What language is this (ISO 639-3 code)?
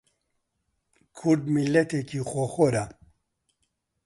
ckb